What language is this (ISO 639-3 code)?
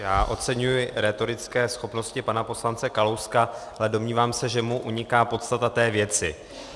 ces